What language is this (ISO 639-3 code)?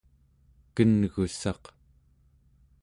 esu